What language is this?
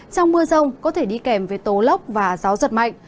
Vietnamese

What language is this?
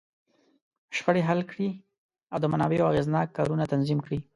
Pashto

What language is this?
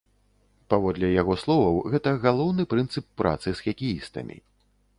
Belarusian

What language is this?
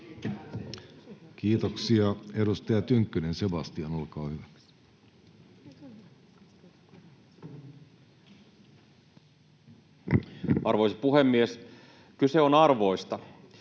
Finnish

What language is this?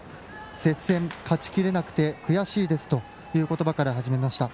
Japanese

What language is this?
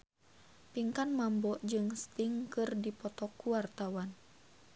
Sundanese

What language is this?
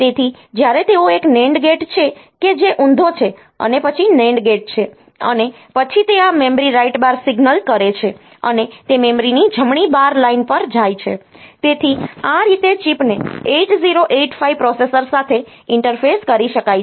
Gujarati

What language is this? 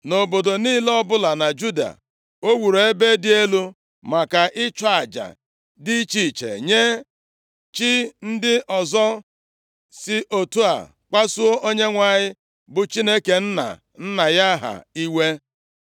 Igbo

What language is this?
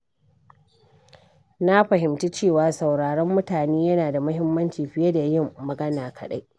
Hausa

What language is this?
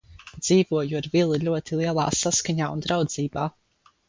Latvian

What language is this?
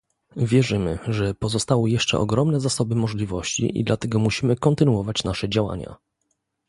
Polish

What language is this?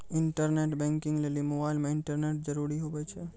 Maithili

